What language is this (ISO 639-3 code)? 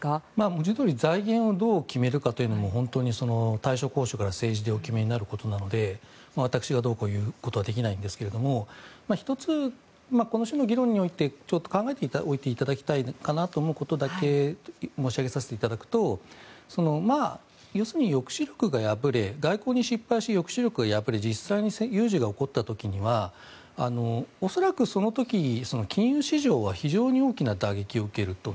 jpn